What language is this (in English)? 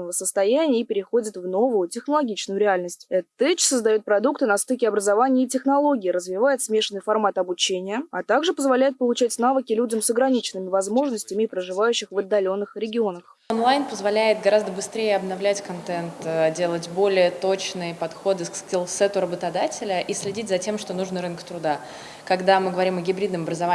Russian